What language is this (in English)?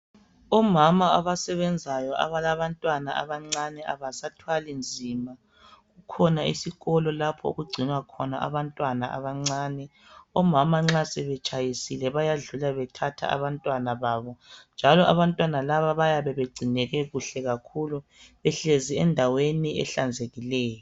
North Ndebele